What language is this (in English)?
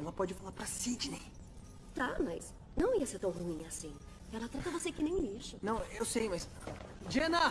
Portuguese